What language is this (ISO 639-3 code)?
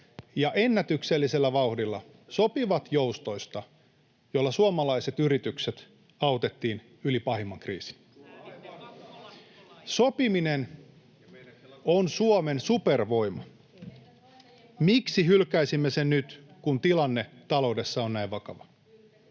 fin